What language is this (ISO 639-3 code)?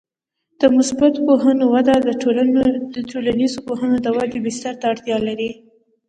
pus